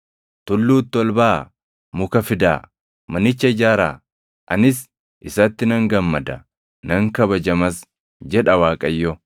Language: Oromo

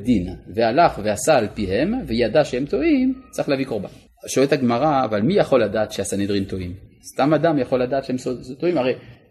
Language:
Hebrew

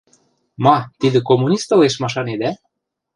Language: Western Mari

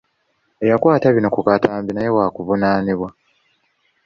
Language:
Ganda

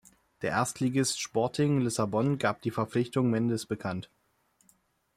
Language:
German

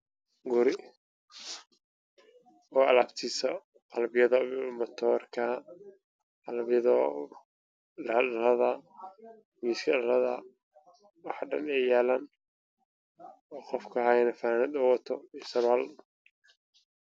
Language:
Somali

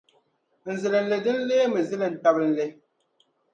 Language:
Dagbani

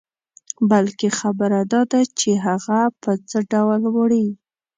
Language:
Pashto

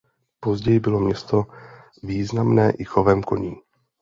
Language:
Czech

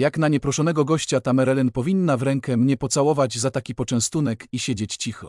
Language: Polish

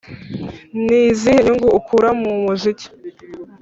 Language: Kinyarwanda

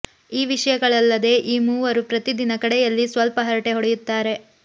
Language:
Kannada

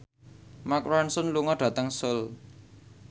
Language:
Javanese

